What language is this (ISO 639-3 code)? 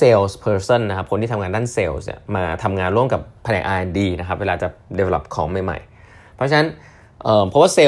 tha